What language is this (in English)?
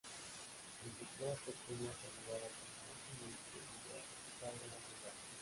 Spanish